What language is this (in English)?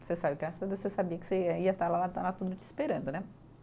Portuguese